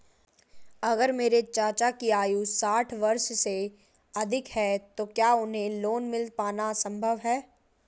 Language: Hindi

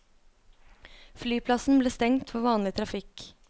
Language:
Norwegian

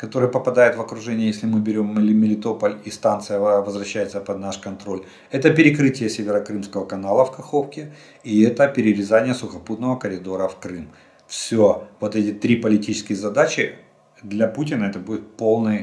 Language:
Russian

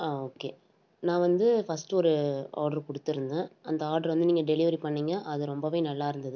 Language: Tamil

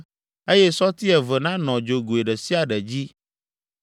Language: Ewe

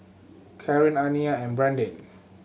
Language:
English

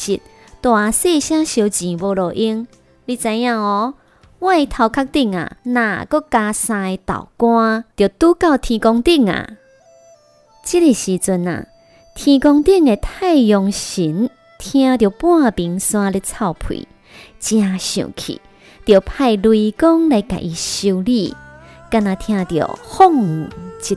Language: Chinese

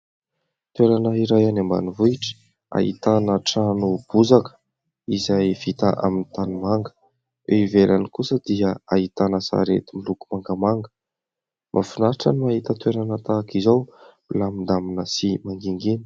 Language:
Malagasy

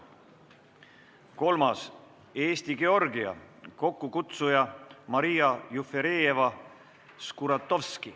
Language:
Estonian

